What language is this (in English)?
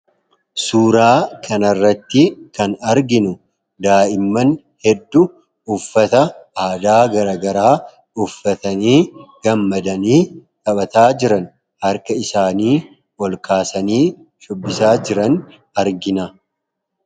Oromo